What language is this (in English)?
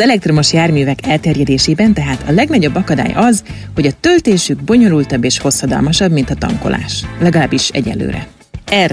Hungarian